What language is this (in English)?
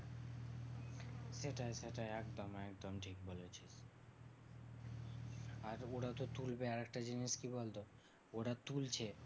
Bangla